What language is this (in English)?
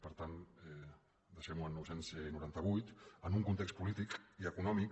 Catalan